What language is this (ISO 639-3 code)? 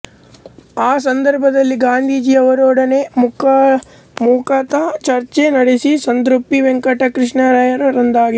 kan